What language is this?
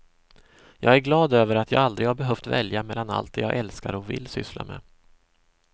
Swedish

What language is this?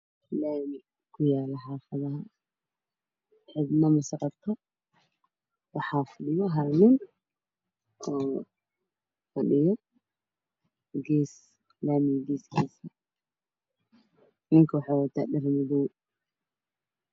Somali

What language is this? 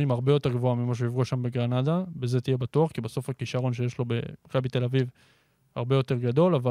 Hebrew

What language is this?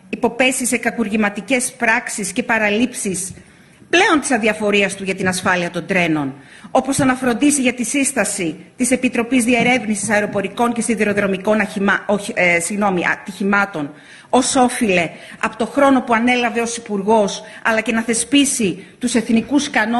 Greek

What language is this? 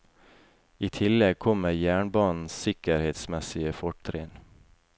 Norwegian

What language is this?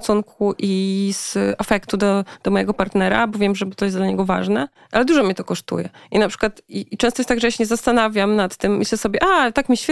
Polish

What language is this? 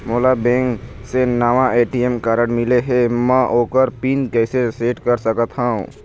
Chhattisgarhi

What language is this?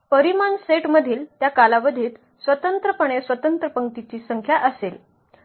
Marathi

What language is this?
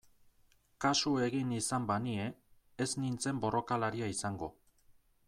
Basque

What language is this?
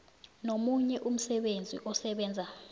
South Ndebele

